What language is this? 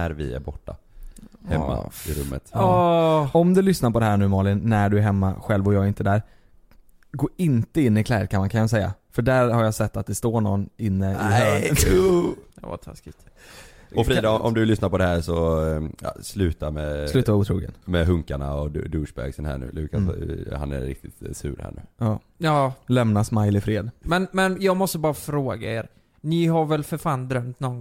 Swedish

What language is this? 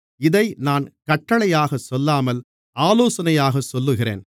Tamil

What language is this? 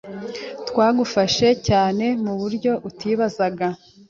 Kinyarwanda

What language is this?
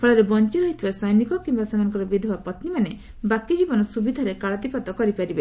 Odia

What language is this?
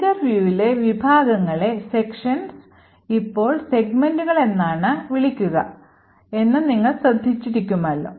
Malayalam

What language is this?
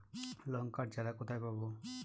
Bangla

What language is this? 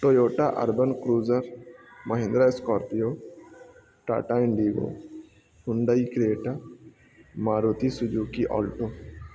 Urdu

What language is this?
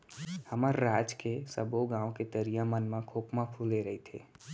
Chhattisgarhi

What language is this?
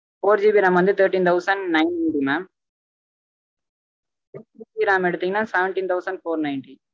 Tamil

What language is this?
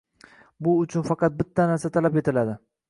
Uzbek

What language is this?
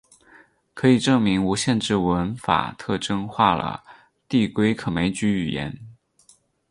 Chinese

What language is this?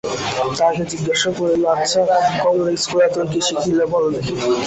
Bangla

